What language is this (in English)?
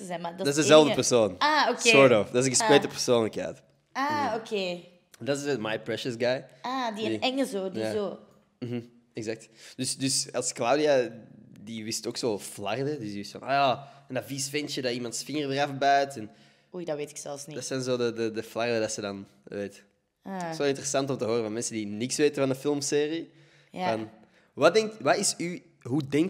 Dutch